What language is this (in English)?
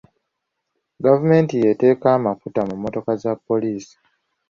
Ganda